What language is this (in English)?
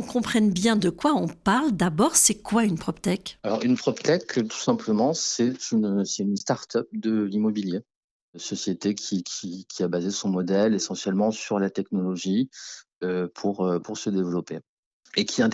French